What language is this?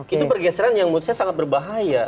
Indonesian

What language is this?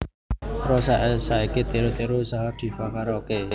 Javanese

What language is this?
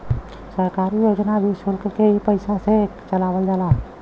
Bhojpuri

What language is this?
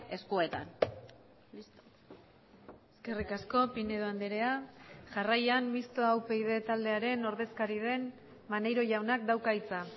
Basque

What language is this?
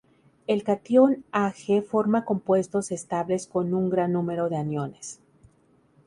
Spanish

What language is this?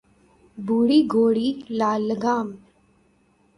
Urdu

